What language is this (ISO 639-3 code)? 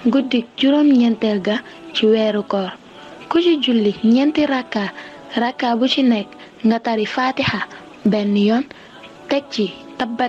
ara